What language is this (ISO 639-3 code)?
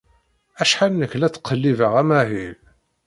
kab